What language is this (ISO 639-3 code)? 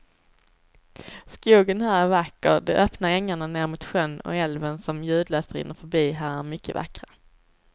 swe